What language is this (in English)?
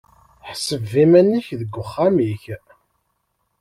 Kabyle